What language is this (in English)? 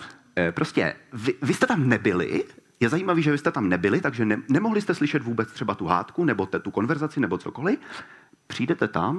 Czech